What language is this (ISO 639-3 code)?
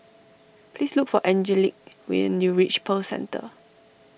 eng